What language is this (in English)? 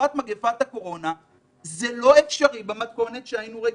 Hebrew